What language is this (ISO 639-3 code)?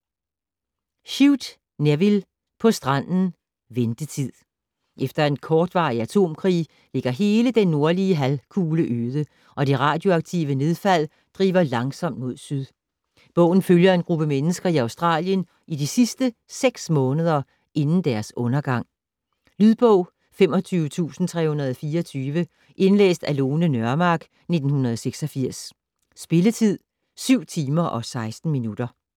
dan